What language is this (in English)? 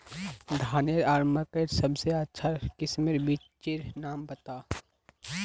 Magahi